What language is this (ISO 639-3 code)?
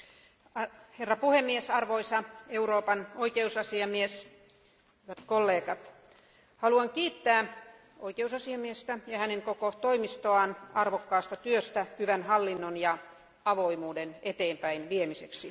fin